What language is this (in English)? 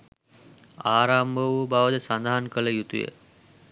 Sinhala